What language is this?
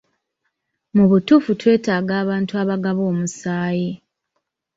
Ganda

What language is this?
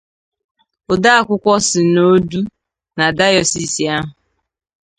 Igbo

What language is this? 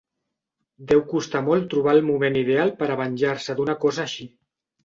Catalan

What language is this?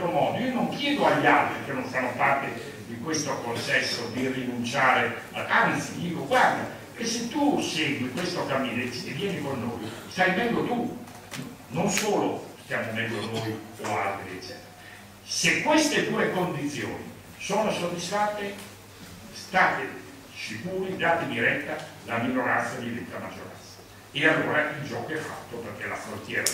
Italian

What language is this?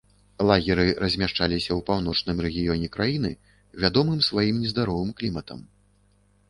Belarusian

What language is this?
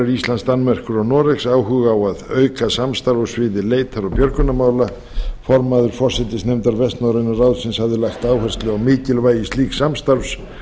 Icelandic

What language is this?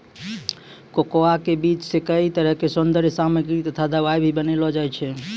Maithili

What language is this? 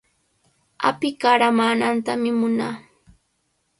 Cajatambo North Lima Quechua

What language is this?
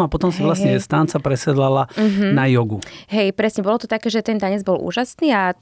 Slovak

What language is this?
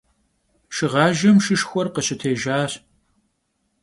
Kabardian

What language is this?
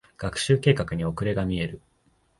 Japanese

